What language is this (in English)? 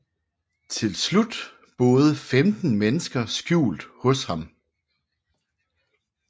Danish